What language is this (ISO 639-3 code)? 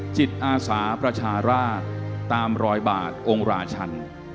tha